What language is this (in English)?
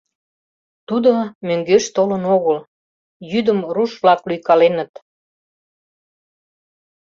Mari